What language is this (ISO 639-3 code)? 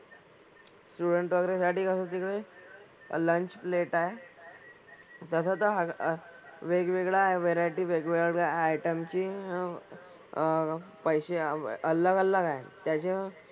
mar